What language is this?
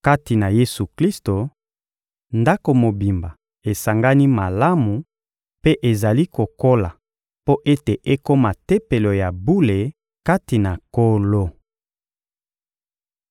Lingala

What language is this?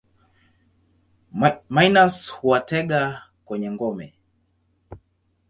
Swahili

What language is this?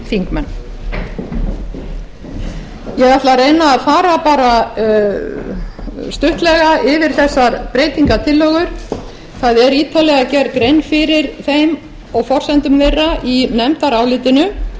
Icelandic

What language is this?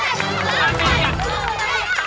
Indonesian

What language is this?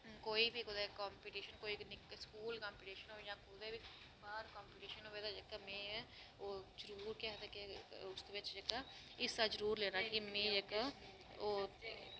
Dogri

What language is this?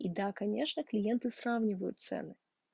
Russian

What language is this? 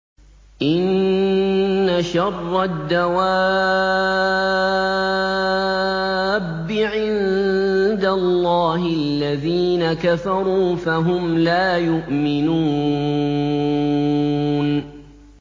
Arabic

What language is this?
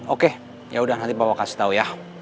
Indonesian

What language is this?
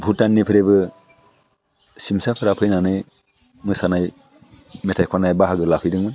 Bodo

